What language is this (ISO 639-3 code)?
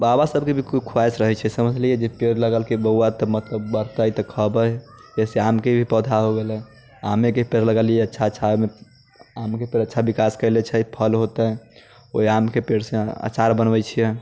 mai